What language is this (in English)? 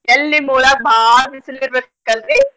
Kannada